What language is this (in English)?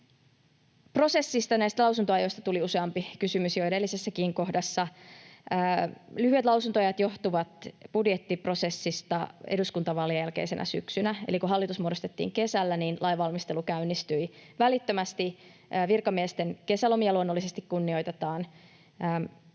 Finnish